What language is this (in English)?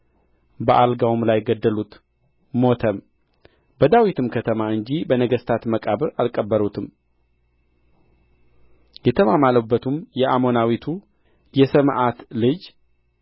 Amharic